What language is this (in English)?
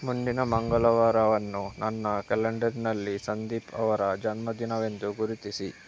Kannada